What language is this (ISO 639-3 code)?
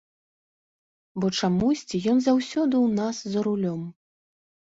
bel